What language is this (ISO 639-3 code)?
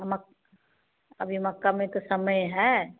hin